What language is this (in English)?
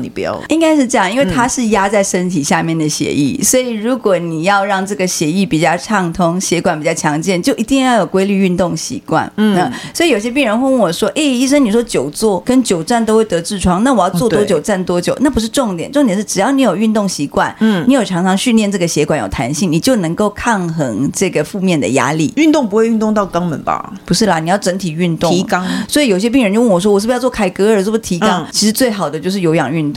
Chinese